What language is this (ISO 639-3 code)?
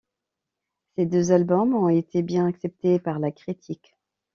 fra